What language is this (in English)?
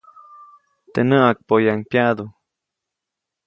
Copainalá Zoque